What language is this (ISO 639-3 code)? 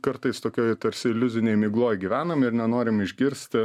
lit